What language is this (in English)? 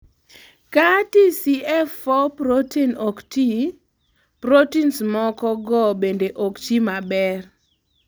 Luo (Kenya and Tanzania)